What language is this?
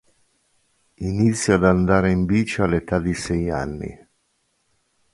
Italian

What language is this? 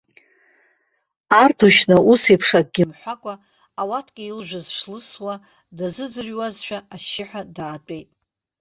Abkhazian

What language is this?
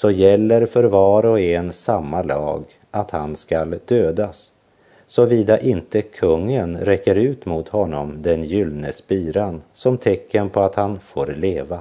Swedish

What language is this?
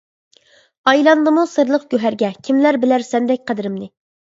Uyghur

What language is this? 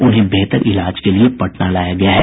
Hindi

